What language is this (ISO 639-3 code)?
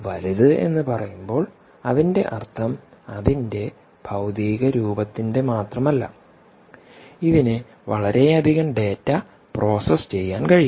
mal